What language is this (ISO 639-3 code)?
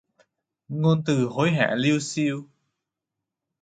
vie